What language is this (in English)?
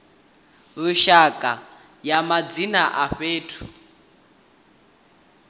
Venda